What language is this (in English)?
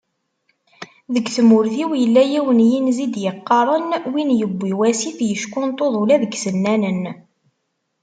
Kabyle